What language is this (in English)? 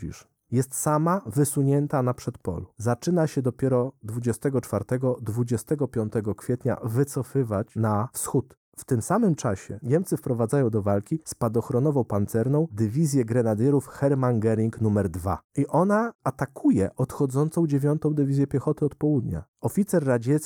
Polish